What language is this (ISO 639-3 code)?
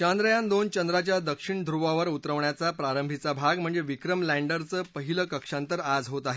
mar